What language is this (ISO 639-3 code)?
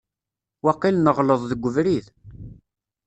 kab